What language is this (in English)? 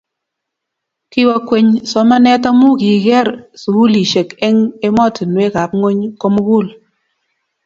Kalenjin